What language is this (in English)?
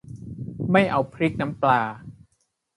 Thai